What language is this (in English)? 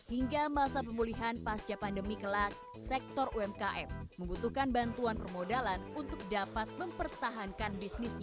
Indonesian